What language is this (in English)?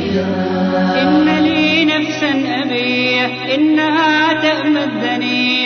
Arabic